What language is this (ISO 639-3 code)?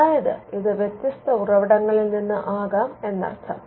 mal